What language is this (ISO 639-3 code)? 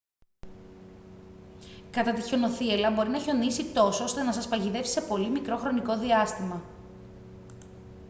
ell